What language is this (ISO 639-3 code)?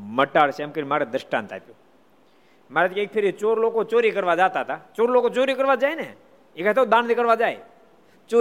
guj